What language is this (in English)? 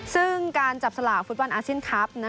Thai